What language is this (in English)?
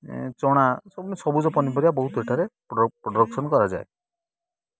Odia